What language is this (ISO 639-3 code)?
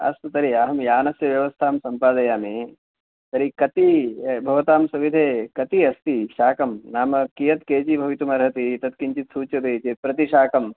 san